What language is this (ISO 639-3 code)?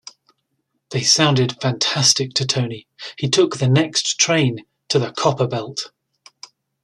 eng